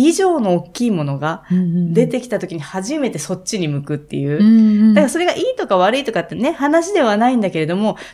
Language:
Japanese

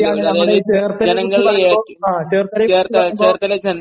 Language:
Malayalam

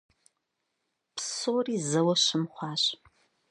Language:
Kabardian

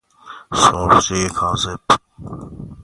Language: Persian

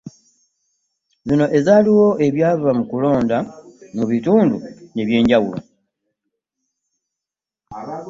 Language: Ganda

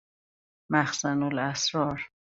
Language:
Persian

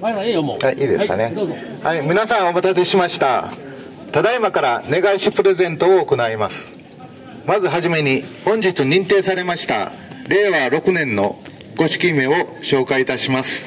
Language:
Japanese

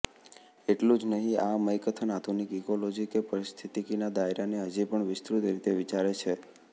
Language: Gujarati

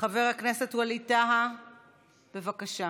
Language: Hebrew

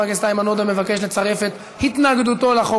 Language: Hebrew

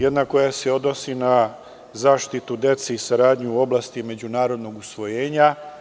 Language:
Serbian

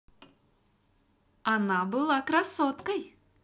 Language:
Russian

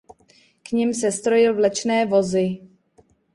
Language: Czech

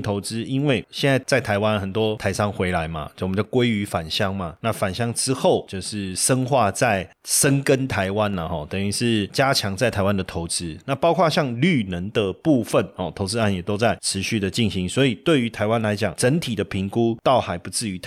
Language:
Chinese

